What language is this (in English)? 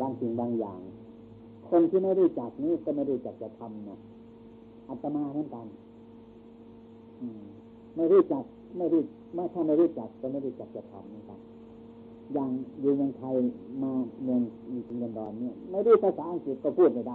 Thai